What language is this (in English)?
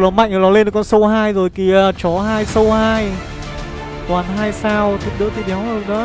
Vietnamese